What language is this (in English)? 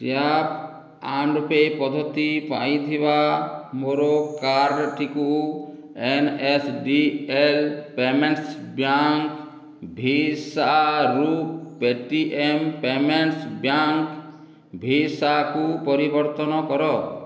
Odia